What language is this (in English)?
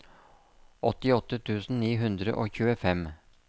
Norwegian